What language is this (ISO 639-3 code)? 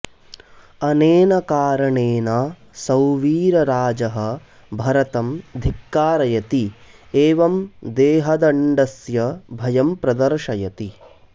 san